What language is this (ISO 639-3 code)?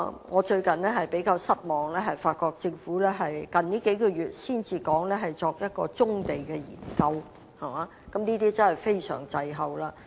yue